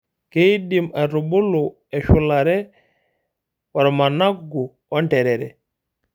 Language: Masai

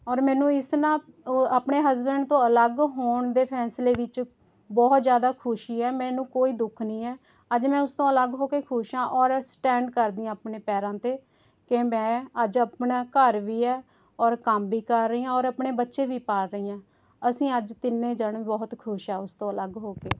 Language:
Punjabi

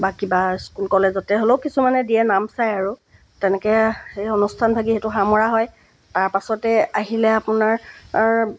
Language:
Assamese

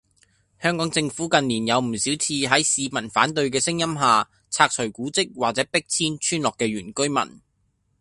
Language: Cantonese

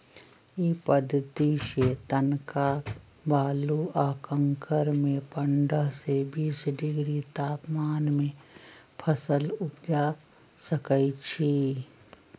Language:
Magahi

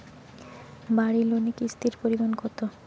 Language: Bangla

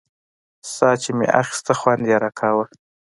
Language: Pashto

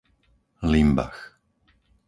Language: Slovak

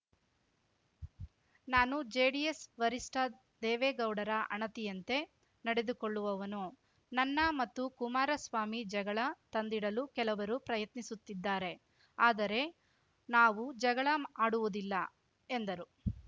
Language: Kannada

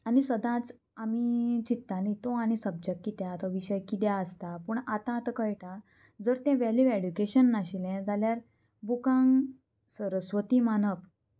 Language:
Konkani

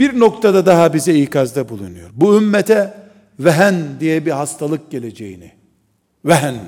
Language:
Turkish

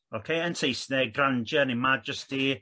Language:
Welsh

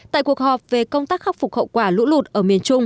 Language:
Vietnamese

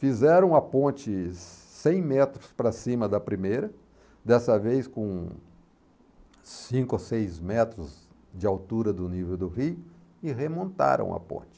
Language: Portuguese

